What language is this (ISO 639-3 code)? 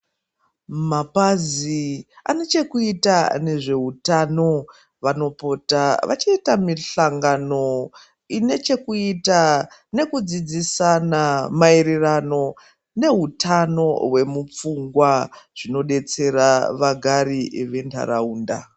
ndc